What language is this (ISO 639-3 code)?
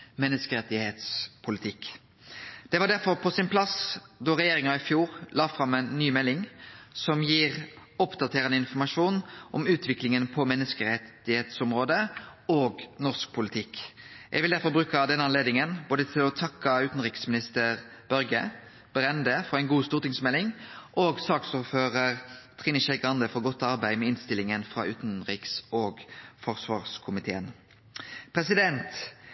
nno